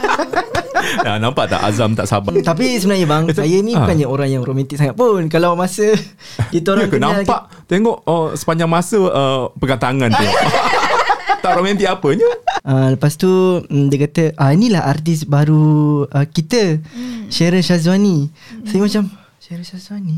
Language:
Malay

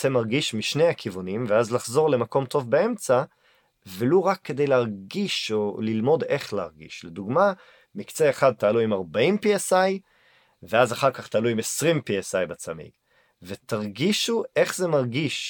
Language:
Hebrew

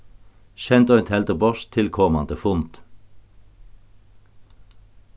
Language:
Faroese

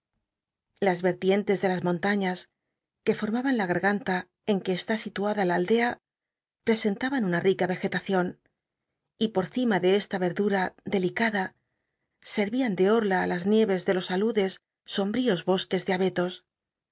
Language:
Spanish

